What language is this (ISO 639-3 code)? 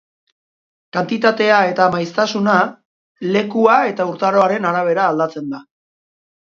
eus